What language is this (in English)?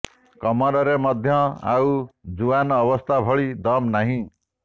Odia